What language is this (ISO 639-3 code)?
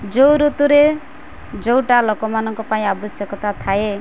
ori